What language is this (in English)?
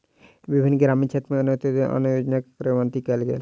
Maithili